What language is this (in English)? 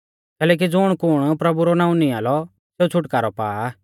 Mahasu Pahari